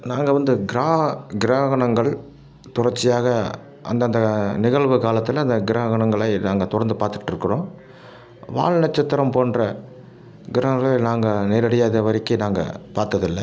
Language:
Tamil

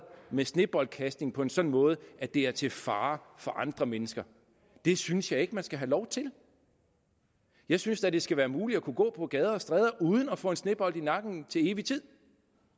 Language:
Danish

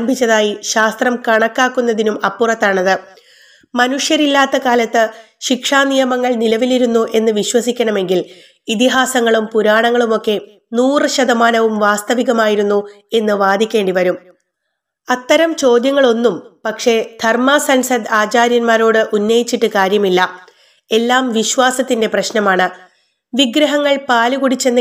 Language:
Malayalam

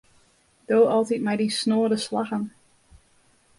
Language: Western Frisian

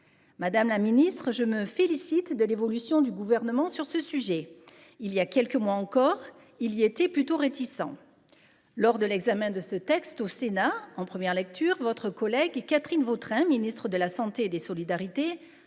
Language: French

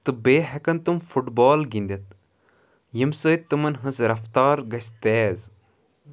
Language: Kashmiri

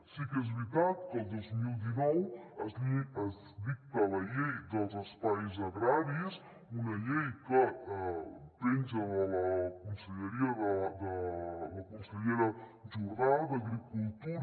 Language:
Catalan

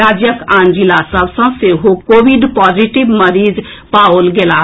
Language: Maithili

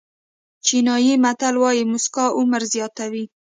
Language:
Pashto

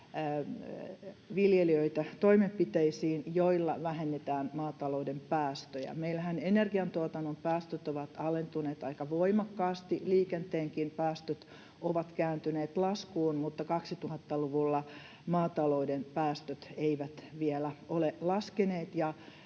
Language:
Finnish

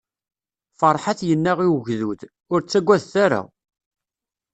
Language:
Kabyle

